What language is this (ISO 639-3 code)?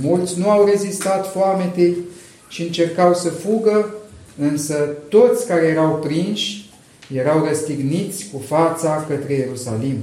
ron